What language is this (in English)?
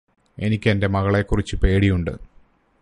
Malayalam